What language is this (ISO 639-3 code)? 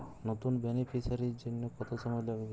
ben